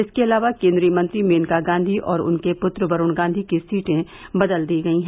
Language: Hindi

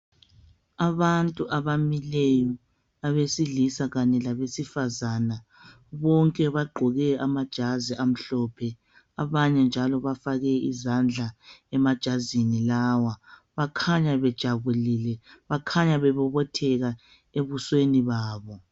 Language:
North Ndebele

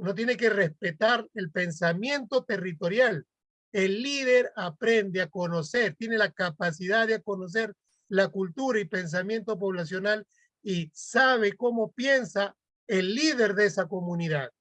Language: Spanish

